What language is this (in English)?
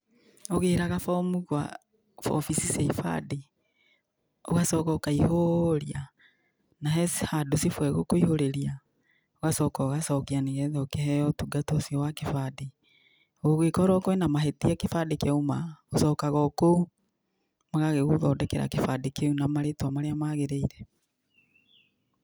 Kikuyu